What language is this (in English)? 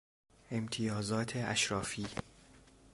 Persian